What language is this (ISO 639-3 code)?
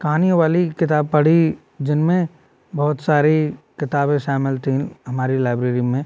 hin